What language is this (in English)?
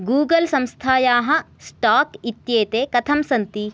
Sanskrit